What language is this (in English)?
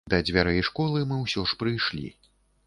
Belarusian